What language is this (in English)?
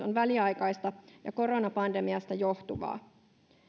Finnish